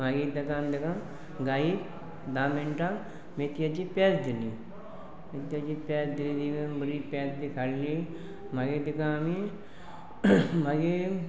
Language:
Konkani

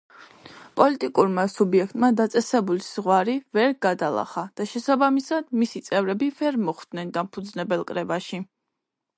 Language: Georgian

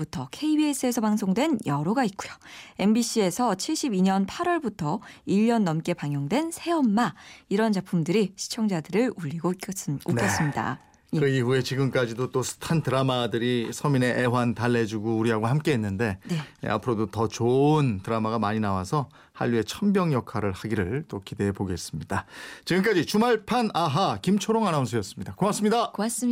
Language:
Korean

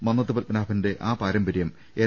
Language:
Malayalam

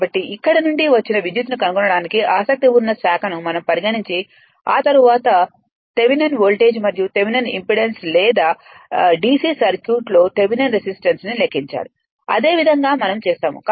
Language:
Telugu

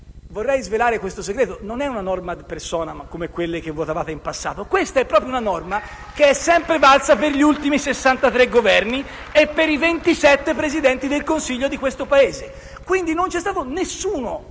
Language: Italian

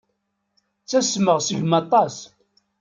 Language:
Kabyle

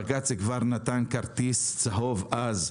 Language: Hebrew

